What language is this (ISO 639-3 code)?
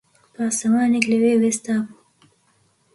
ckb